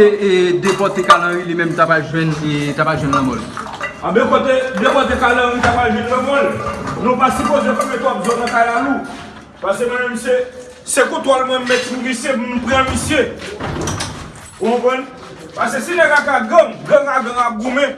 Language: French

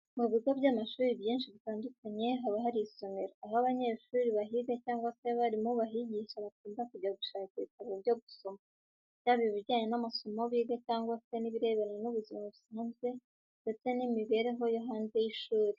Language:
Kinyarwanda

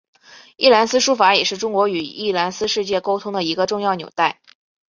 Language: Chinese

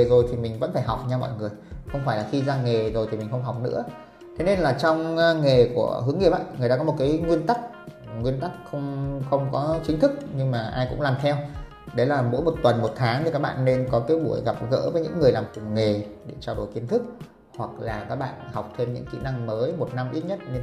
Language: Vietnamese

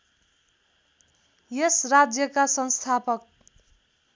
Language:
Nepali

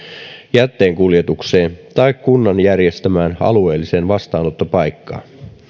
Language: Finnish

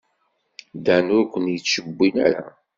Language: Kabyle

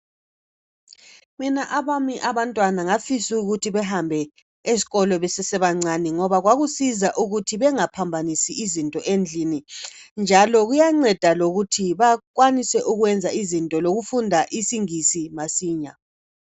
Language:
North Ndebele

